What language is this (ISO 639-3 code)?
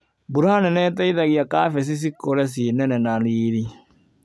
kik